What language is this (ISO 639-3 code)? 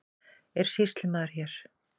isl